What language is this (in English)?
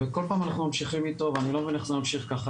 Hebrew